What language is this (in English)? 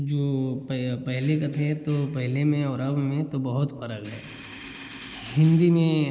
Hindi